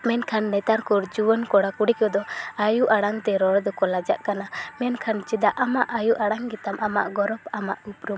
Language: Santali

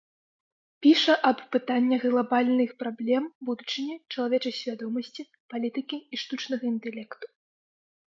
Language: Belarusian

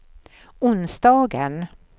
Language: Swedish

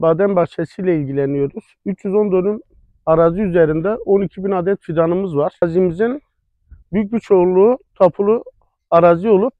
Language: Turkish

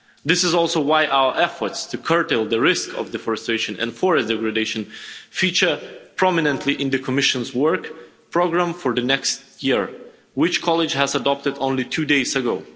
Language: English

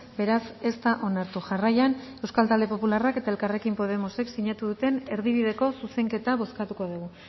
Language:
Basque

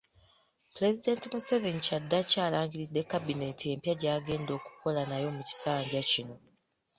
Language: Ganda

